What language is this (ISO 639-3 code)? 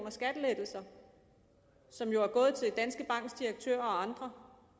dan